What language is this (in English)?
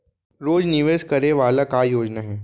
Chhattisgarhi